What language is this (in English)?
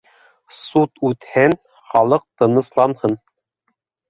Bashkir